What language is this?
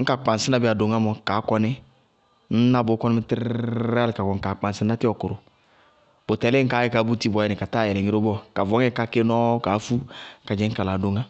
Bago-Kusuntu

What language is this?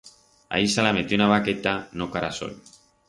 Aragonese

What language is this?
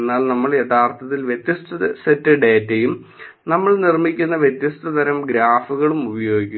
Malayalam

